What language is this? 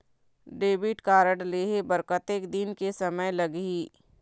Chhattisgarhi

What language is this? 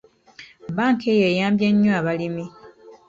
Ganda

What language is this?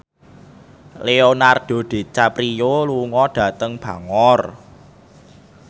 Javanese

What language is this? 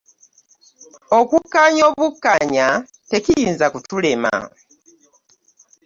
Ganda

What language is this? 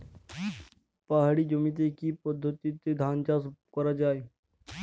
Bangla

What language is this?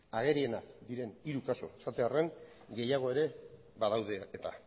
Basque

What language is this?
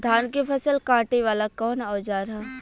Bhojpuri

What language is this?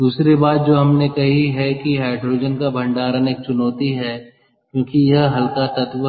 Hindi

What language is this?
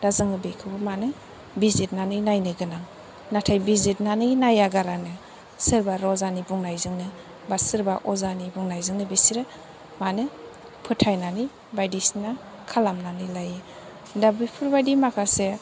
Bodo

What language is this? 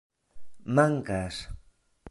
Esperanto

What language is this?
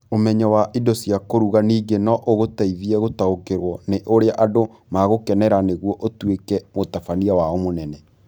Kikuyu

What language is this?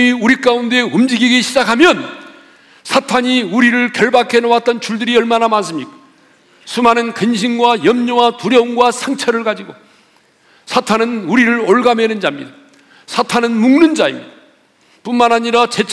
Korean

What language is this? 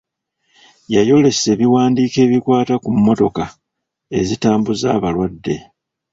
Ganda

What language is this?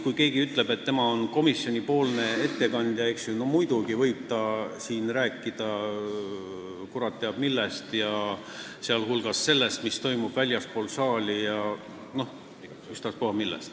Estonian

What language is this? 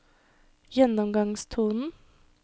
Norwegian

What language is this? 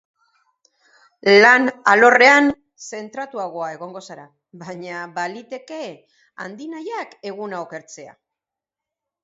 Basque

